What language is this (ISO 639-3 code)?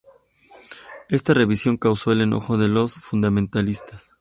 spa